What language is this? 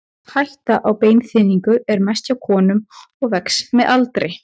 Icelandic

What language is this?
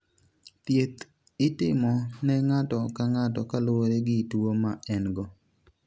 Luo (Kenya and Tanzania)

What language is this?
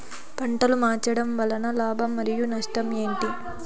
Telugu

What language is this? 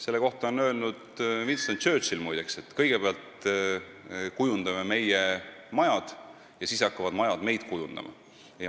Estonian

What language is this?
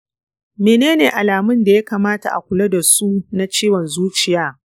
Hausa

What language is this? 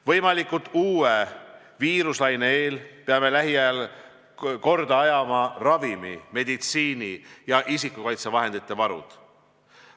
Estonian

